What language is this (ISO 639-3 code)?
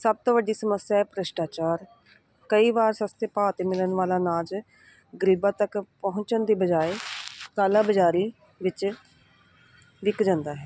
pan